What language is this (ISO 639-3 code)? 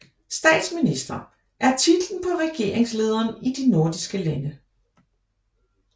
dan